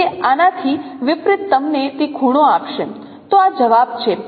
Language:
Gujarati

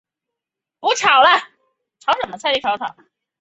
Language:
Chinese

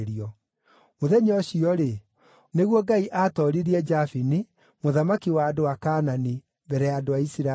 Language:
Kikuyu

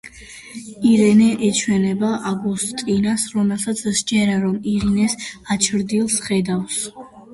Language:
Georgian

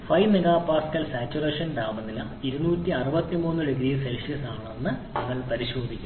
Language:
Malayalam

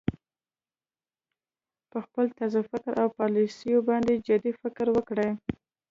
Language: Pashto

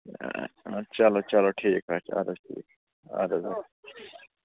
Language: Kashmiri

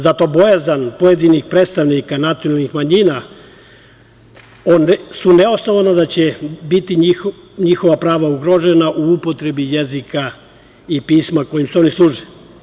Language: Serbian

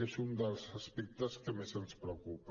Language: Catalan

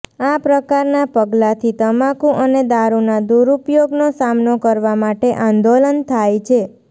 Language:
Gujarati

